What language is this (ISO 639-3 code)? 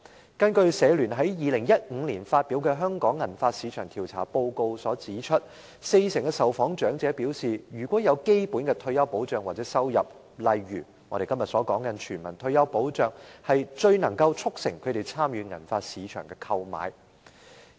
yue